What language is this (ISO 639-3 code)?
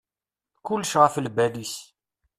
kab